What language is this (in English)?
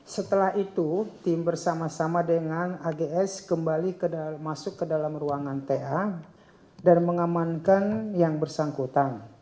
Indonesian